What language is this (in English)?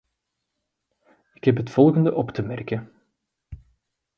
Dutch